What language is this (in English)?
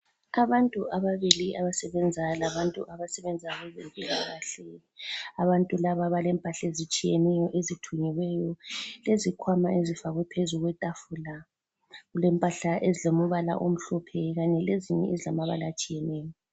North Ndebele